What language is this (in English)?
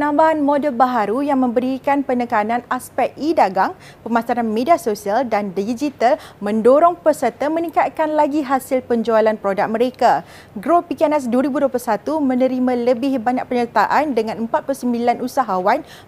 Malay